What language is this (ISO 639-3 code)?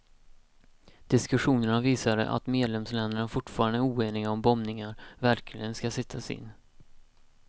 swe